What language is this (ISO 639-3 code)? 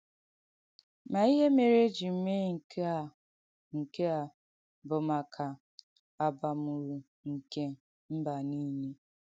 ibo